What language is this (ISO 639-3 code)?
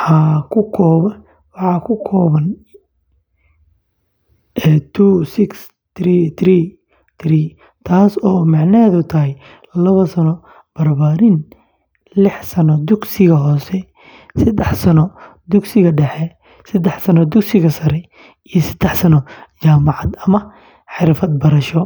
som